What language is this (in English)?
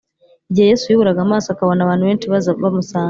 Kinyarwanda